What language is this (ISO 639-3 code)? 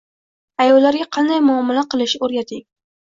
uzb